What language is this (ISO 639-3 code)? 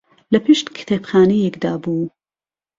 ckb